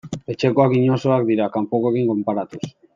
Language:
Basque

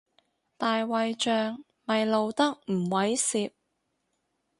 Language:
Cantonese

